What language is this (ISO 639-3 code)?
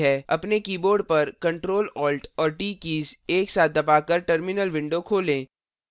hin